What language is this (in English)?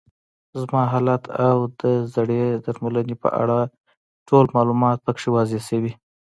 Pashto